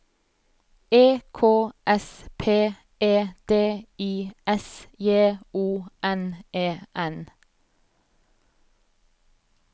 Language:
Norwegian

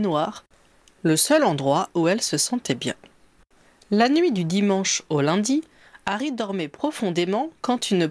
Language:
French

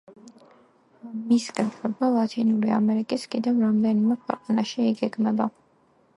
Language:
Georgian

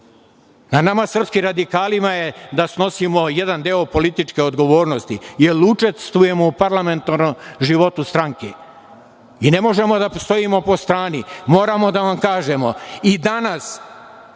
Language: Serbian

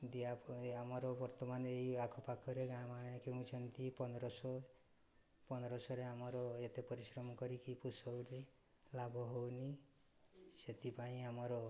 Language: Odia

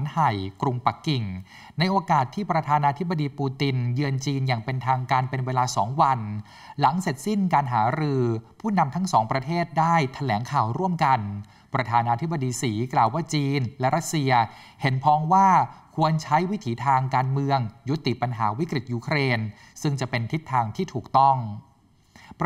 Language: Thai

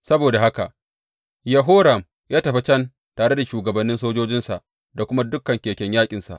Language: Hausa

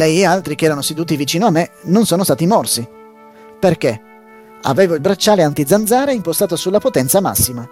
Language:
Italian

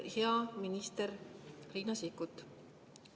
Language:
Estonian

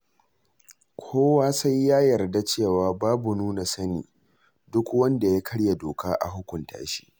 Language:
Hausa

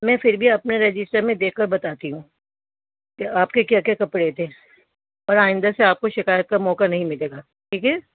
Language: Urdu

